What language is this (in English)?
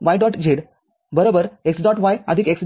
Marathi